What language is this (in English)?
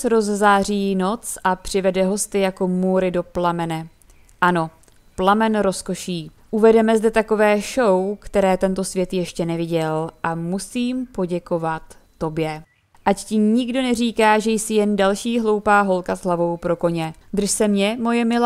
Czech